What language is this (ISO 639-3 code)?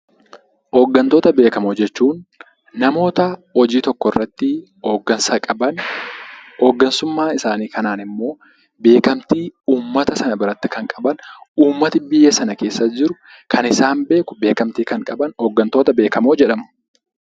orm